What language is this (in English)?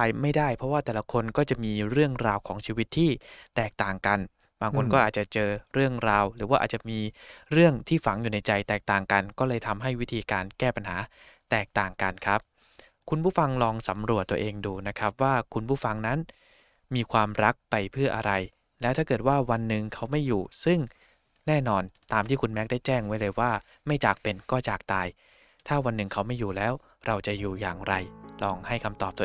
Thai